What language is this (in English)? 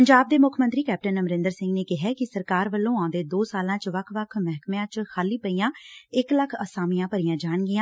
Punjabi